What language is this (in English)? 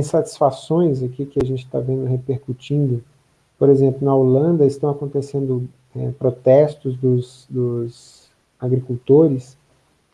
Portuguese